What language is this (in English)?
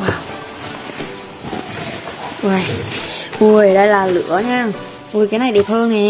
Vietnamese